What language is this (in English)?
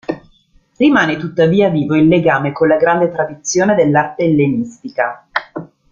Italian